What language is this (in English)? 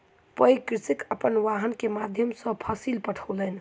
Maithili